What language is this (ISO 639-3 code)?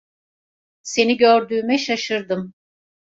tur